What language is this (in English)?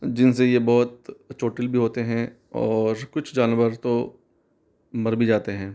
Hindi